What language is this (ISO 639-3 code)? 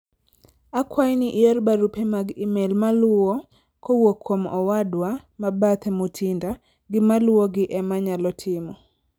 luo